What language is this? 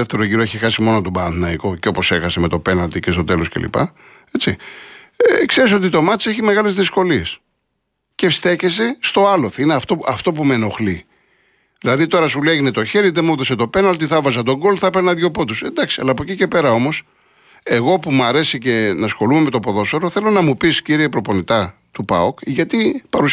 Greek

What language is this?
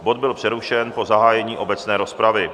Czech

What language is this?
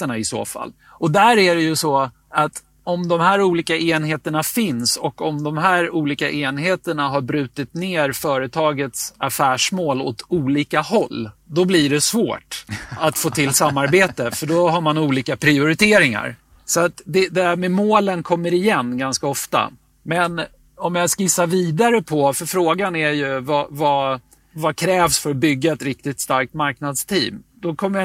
Swedish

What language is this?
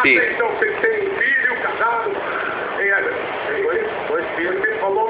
Portuguese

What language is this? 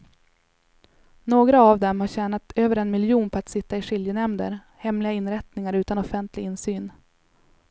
Swedish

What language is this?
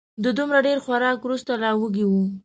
Pashto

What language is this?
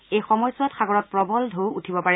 Assamese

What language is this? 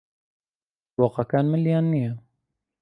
Central Kurdish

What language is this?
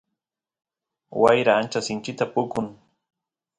Santiago del Estero Quichua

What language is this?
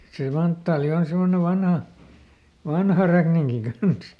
Finnish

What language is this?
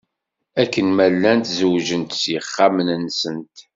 Kabyle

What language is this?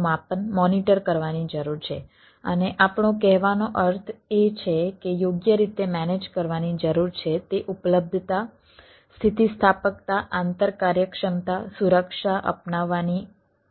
Gujarati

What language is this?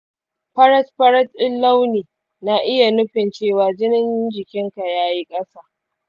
Hausa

